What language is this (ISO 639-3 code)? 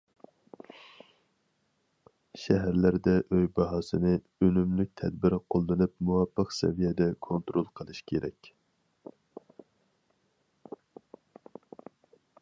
uig